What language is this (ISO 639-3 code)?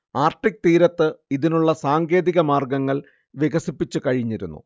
mal